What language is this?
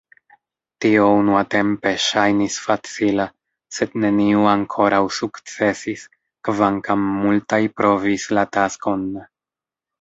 Esperanto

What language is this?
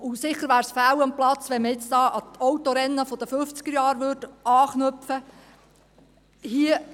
Swiss German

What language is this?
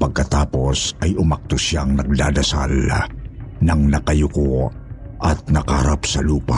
Filipino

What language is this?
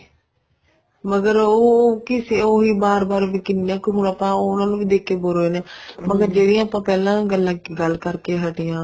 Punjabi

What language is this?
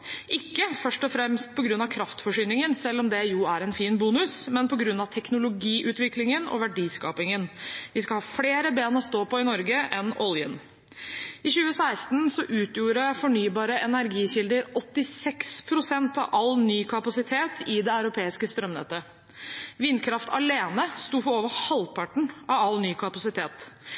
Norwegian Bokmål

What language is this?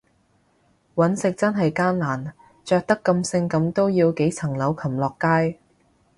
Cantonese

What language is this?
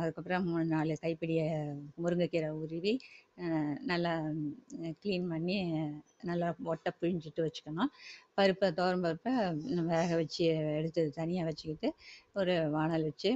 Tamil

